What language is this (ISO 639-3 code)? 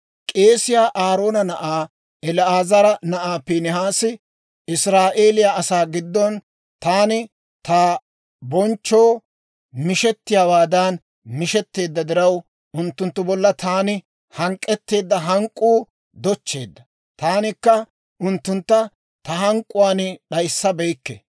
dwr